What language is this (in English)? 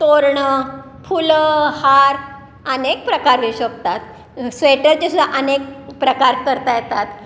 Marathi